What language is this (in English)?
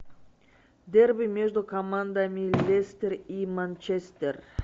Russian